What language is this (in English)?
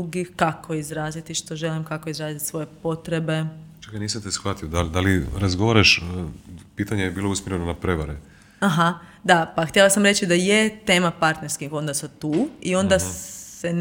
Croatian